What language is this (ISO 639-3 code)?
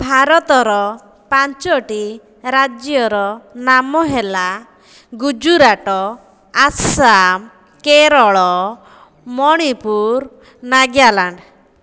ori